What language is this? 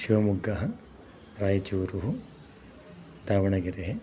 Sanskrit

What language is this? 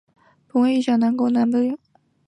Chinese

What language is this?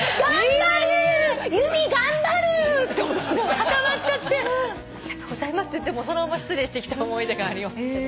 Japanese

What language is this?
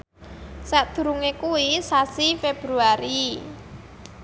Javanese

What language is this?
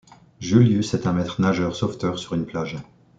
French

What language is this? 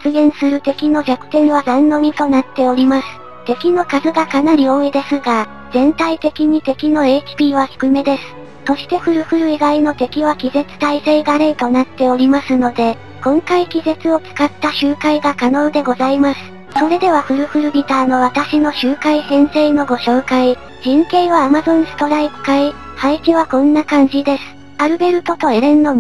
Japanese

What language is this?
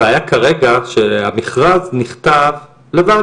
Hebrew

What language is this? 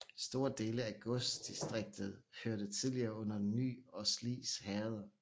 Danish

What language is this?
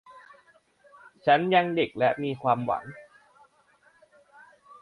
Thai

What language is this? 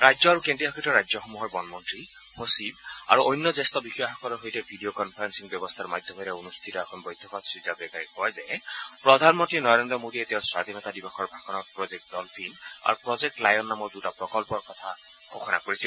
Assamese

